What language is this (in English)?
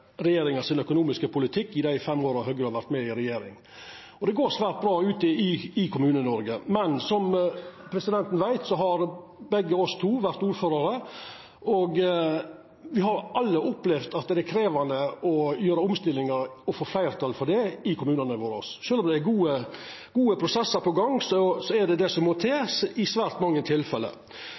Norwegian Nynorsk